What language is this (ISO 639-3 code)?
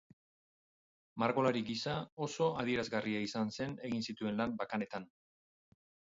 eus